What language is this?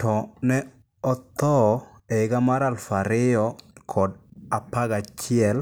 Luo (Kenya and Tanzania)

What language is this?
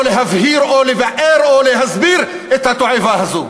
Hebrew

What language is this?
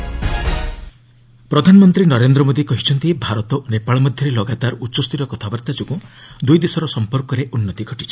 Odia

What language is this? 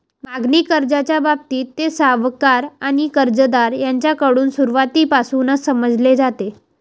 Marathi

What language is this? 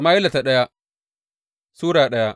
Hausa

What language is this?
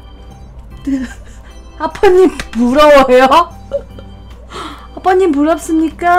Korean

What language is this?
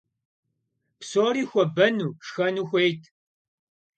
Kabardian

